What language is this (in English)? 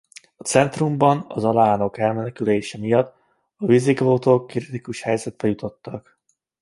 Hungarian